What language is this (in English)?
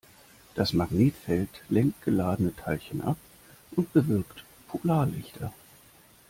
German